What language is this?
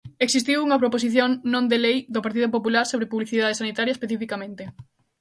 Galician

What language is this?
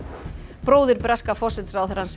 Icelandic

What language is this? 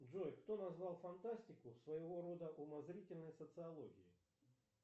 Russian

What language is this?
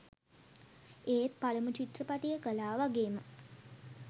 Sinhala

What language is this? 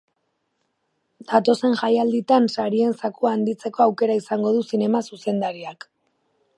Basque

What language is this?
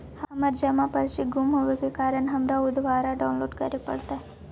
Magahi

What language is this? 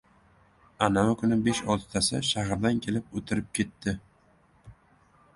Uzbek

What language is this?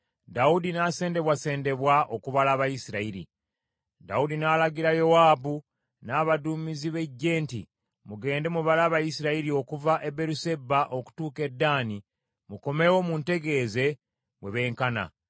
Ganda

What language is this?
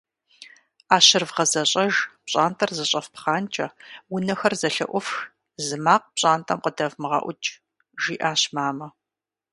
Kabardian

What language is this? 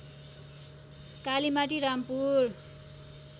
Nepali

